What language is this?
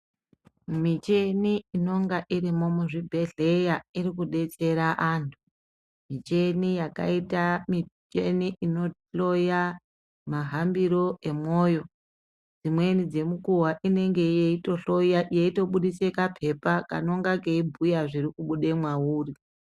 Ndau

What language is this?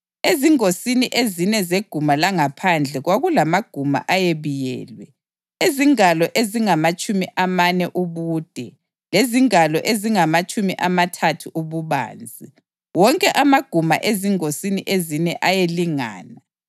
North Ndebele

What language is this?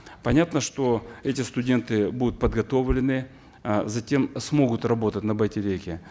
Kazakh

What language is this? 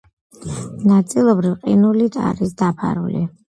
Georgian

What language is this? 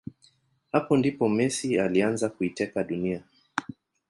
Swahili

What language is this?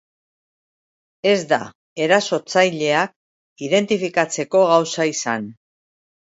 Basque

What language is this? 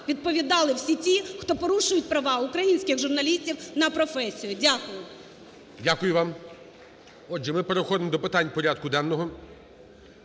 Ukrainian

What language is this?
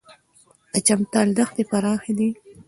Pashto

